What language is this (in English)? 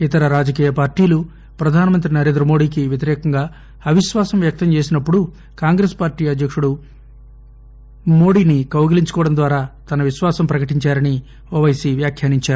Telugu